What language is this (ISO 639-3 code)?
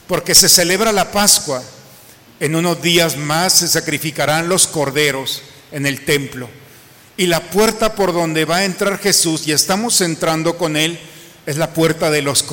spa